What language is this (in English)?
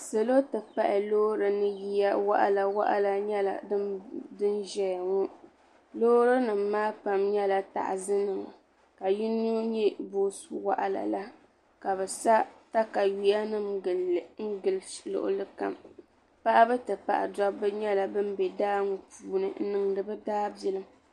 Dagbani